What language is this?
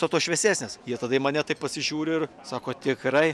Lithuanian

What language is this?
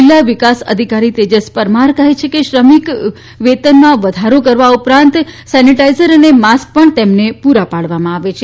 Gujarati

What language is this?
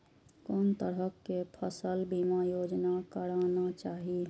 Maithili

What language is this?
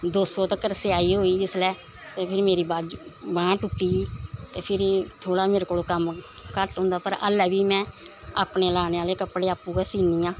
Dogri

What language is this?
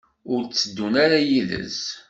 Kabyle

